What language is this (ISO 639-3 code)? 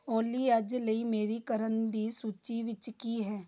pan